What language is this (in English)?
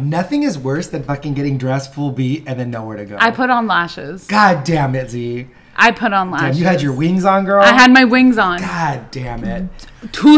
English